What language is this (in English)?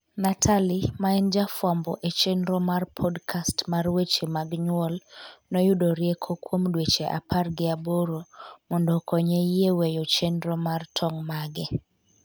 Luo (Kenya and Tanzania)